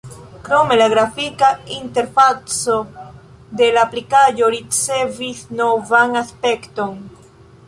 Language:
Esperanto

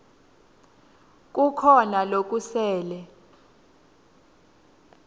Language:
Swati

